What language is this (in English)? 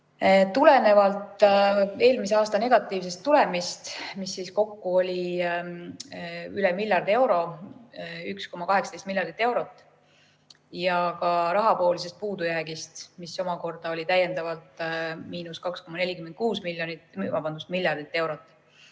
Estonian